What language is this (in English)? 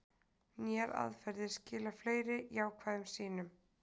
Icelandic